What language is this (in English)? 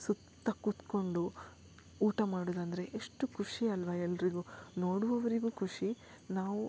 Kannada